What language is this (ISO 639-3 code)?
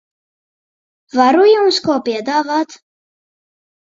lav